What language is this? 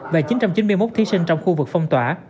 Vietnamese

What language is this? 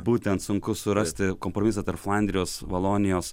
Lithuanian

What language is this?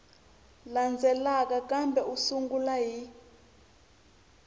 Tsonga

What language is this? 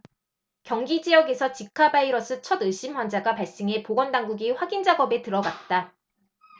Korean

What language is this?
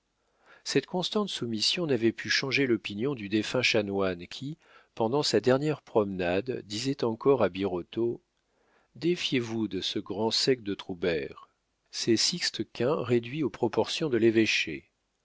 French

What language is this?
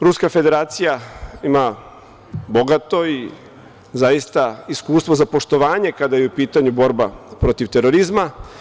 Serbian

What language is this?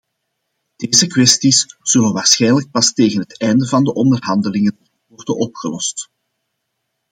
Dutch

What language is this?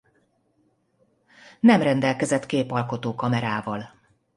Hungarian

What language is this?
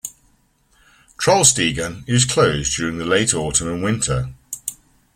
English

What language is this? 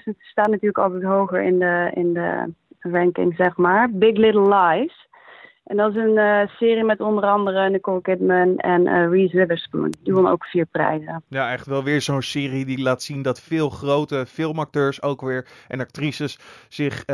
Dutch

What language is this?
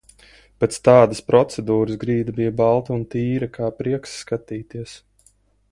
Latvian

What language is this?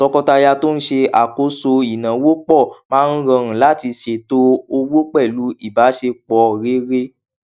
Yoruba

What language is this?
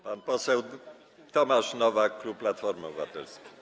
Polish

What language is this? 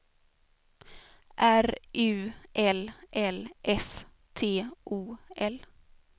Swedish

